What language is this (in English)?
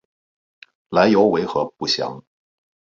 Chinese